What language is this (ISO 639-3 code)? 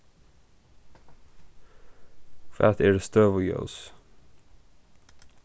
fao